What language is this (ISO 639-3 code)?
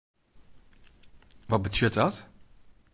fry